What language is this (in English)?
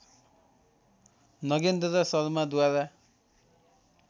Nepali